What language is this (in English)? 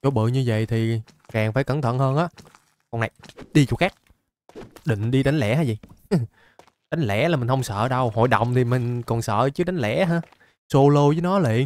Vietnamese